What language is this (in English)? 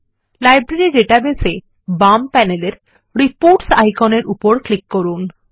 Bangla